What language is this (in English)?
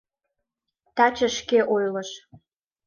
Mari